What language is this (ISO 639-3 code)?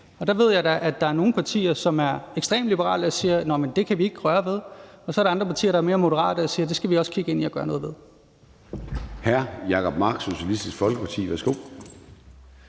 dan